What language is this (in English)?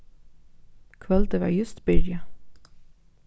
Faroese